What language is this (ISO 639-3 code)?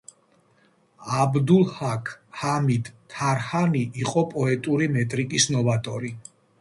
kat